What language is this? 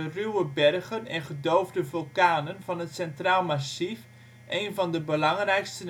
Dutch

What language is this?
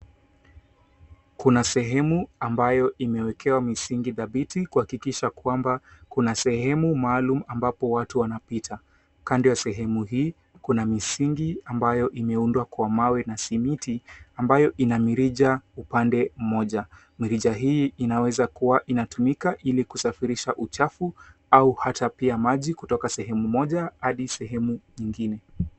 Swahili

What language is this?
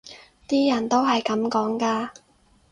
Cantonese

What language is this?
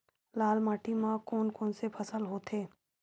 Chhattisgarhi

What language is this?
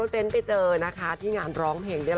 Thai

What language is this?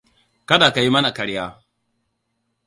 Hausa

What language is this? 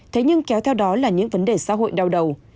Vietnamese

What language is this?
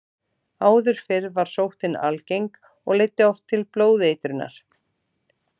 Icelandic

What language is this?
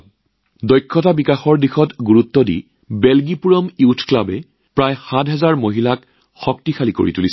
Assamese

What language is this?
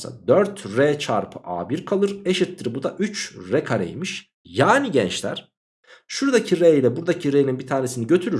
Turkish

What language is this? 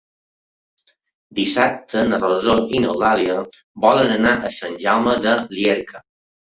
Catalan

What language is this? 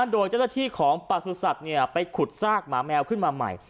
Thai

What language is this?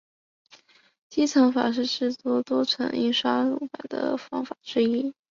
Chinese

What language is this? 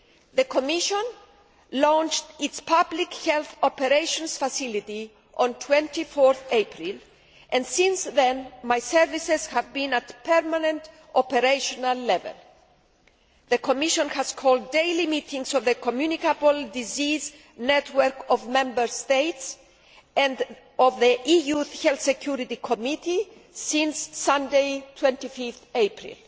English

